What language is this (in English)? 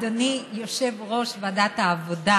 Hebrew